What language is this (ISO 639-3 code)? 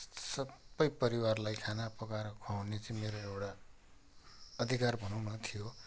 nep